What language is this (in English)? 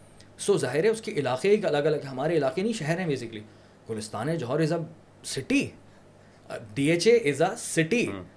Urdu